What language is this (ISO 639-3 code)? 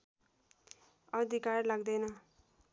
nep